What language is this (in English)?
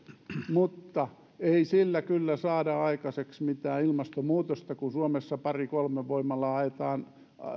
Finnish